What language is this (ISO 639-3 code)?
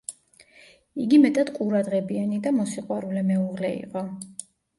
kat